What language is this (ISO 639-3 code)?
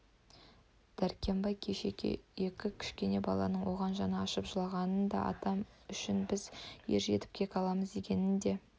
kaz